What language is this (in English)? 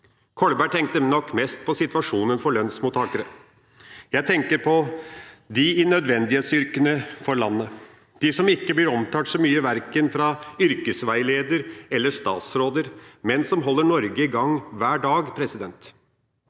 Norwegian